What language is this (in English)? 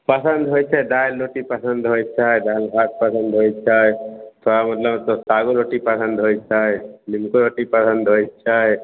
Maithili